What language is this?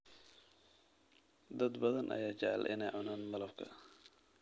Somali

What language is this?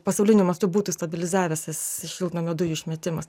Lithuanian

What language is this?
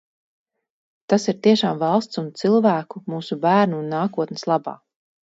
Latvian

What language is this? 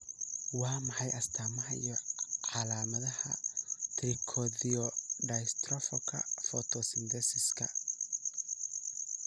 Somali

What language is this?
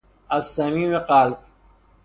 Persian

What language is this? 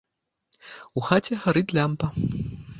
Belarusian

